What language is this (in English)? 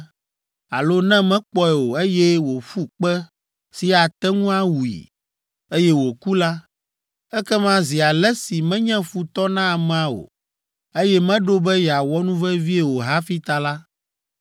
Ewe